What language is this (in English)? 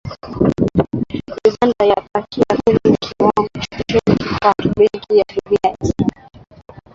Swahili